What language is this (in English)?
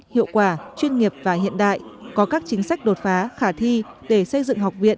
Vietnamese